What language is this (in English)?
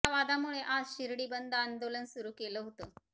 Marathi